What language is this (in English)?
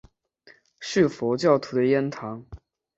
Chinese